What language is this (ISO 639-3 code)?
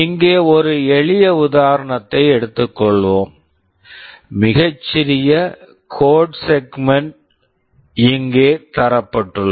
tam